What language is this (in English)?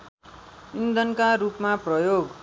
Nepali